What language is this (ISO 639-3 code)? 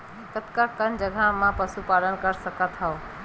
hne